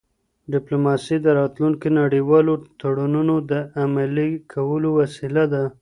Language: Pashto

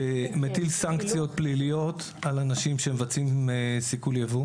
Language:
Hebrew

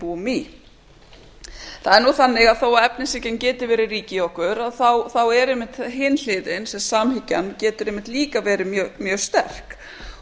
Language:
Icelandic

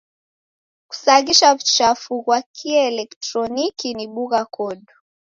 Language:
Taita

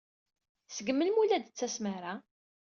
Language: Kabyle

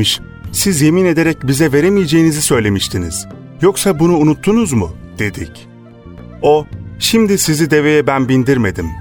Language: Turkish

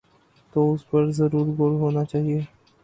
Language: Urdu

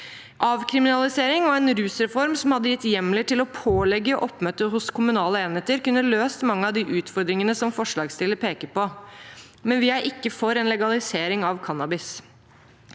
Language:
Norwegian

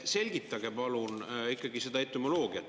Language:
Estonian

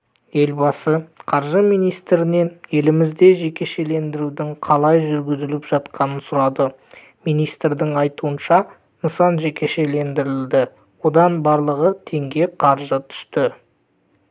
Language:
Kazakh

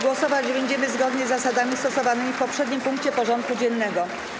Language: Polish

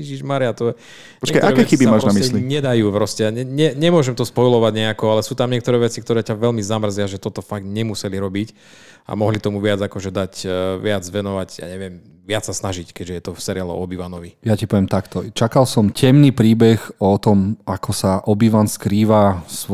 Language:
Slovak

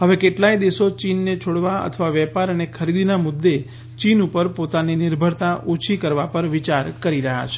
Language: Gujarati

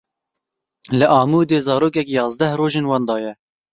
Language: Kurdish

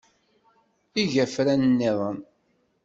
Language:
Kabyle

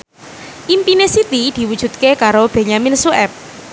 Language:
Javanese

